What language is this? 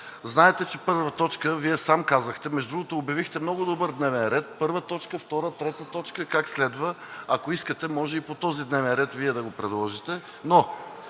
Bulgarian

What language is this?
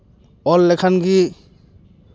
Santali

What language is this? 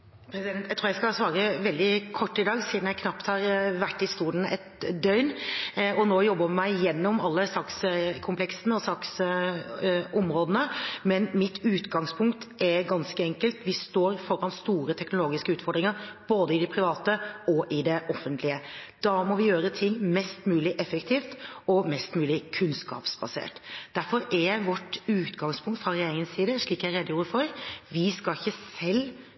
Norwegian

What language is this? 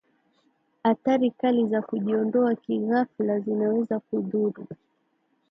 Swahili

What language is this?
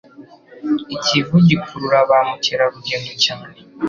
Kinyarwanda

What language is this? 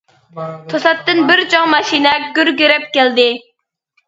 Uyghur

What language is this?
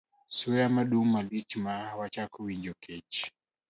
Luo (Kenya and Tanzania)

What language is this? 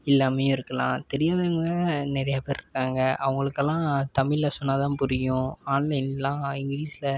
Tamil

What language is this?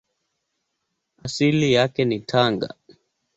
Swahili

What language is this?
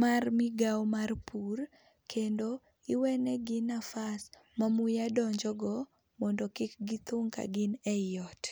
Luo (Kenya and Tanzania)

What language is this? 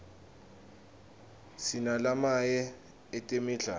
Swati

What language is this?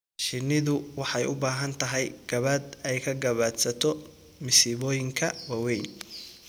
Somali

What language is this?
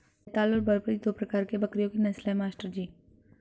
Hindi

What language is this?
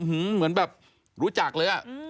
Thai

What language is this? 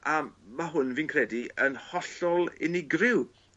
Welsh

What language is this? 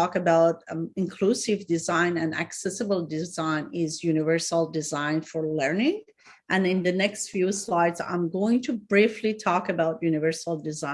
English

